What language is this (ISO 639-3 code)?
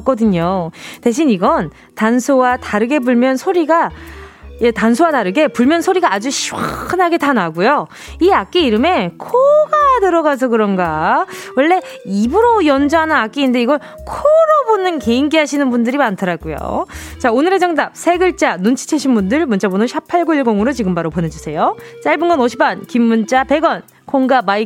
kor